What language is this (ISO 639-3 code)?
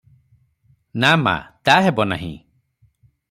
ori